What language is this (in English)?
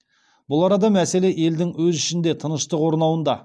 Kazakh